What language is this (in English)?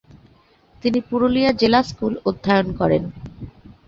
Bangla